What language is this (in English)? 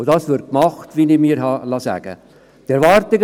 Swiss German